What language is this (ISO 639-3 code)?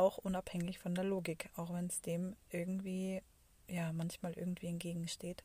deu